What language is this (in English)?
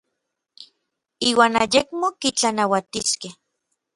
Orizaba Nahuatl